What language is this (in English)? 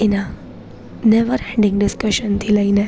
Gujarati